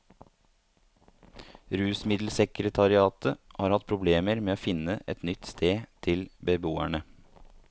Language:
Norwegian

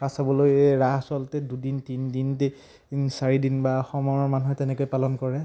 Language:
Assamese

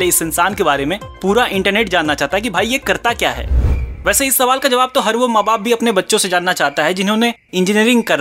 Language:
Hindi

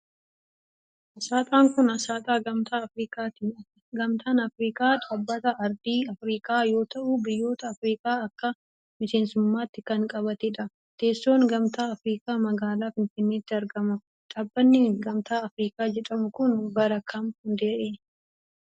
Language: Oromo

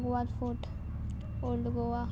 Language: Konkani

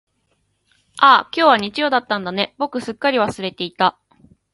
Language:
Japanese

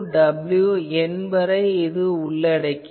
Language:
Tamil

